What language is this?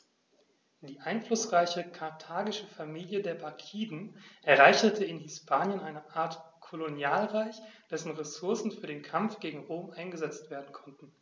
German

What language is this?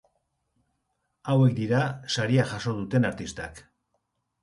Basque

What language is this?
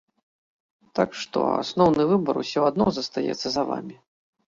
Belarusian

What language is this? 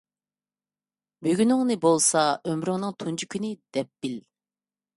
Uyghur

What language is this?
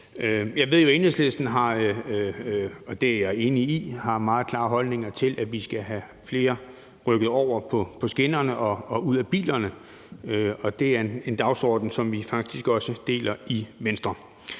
Danish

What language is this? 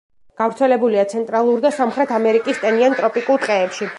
Georgian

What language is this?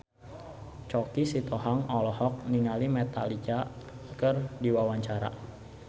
Sundanese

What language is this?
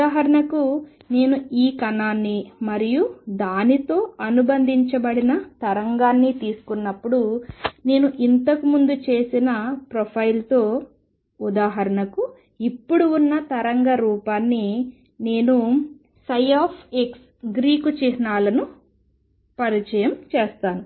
Telugu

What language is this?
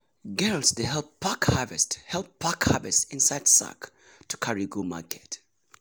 Nigerian Pidgin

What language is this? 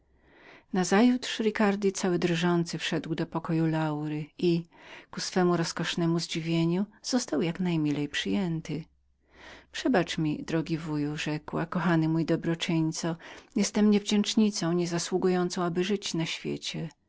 Polish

